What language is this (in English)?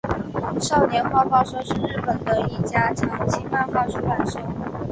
Chinese